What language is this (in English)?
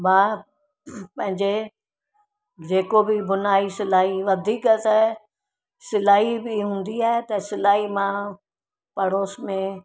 Sindhi